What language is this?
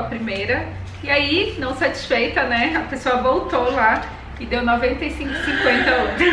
Portuguese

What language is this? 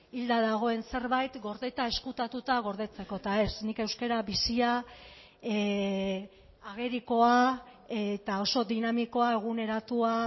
Basque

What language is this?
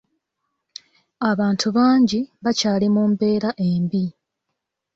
Ganda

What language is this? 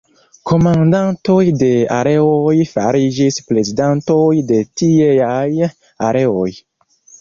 Esperanto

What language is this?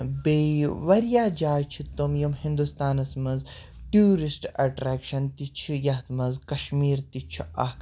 Kashmiri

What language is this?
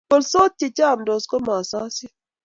Kalenjin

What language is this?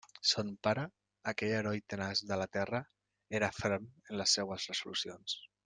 Catalan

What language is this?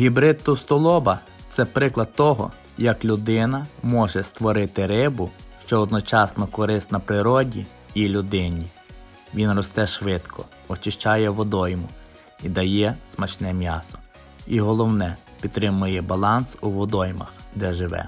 Ukrainian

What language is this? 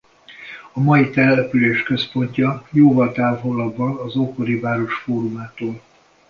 Hungarian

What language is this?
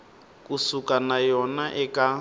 Tsonga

